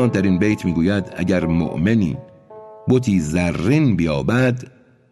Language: Persian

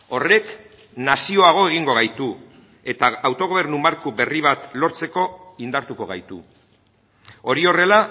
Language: Basque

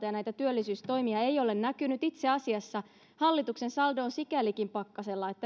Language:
Finnish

